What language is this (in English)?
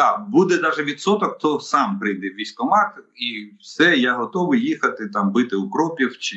Ukrainian